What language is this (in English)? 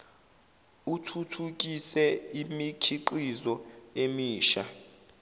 Zulu